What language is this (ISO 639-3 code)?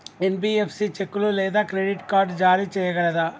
tel